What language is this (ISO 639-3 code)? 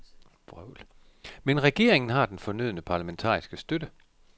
dan